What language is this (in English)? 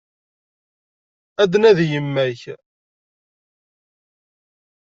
Kabyle